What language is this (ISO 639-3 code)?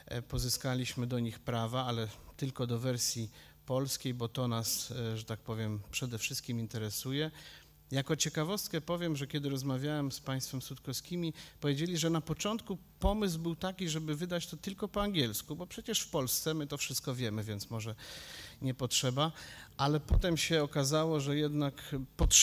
pol